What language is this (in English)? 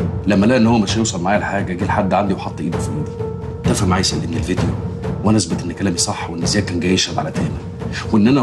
Arabic